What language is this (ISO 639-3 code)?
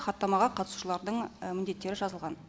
kaz